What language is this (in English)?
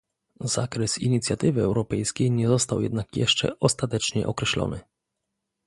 Polish